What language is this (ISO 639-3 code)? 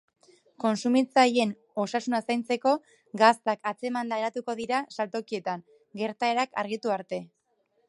eus